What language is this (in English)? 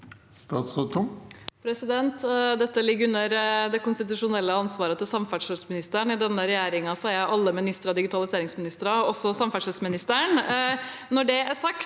Norwegian